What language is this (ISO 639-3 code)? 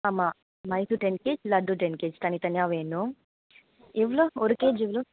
tam